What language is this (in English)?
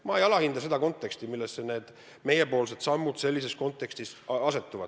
Estonian